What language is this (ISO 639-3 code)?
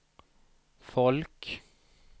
swe